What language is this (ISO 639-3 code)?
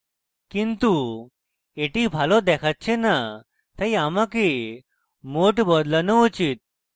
ben